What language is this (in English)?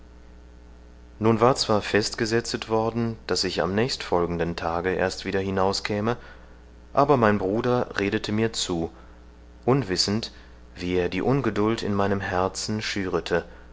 German